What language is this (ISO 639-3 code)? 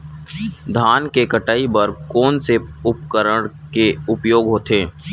hne